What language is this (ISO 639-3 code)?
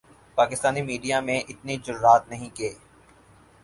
urd